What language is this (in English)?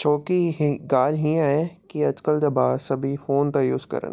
Sindhi